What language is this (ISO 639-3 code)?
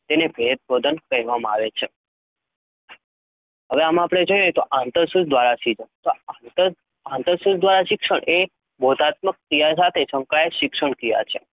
guj